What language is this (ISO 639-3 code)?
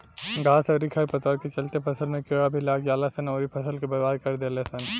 bho